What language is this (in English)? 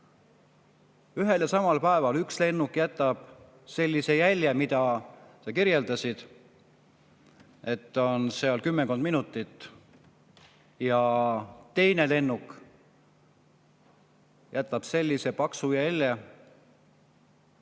Estonian